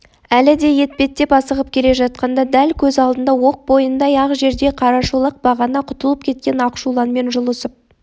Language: Kazakh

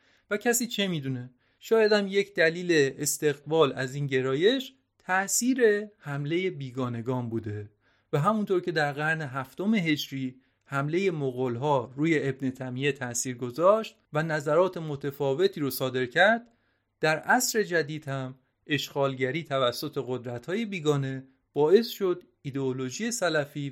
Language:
Persian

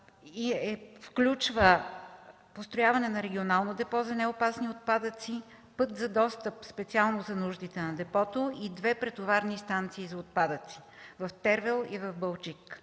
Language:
Bulgarian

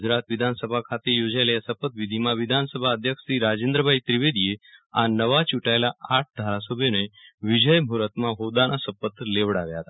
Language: Gujarati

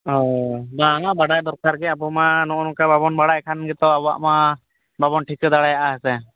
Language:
Santali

